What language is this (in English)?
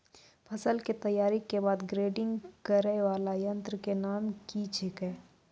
Maithili